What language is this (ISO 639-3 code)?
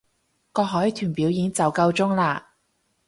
yue